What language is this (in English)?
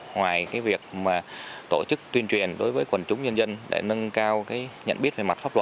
Vietnamese